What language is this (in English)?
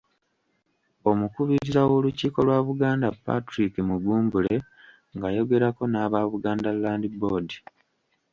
Ganda